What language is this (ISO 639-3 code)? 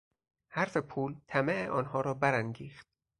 fas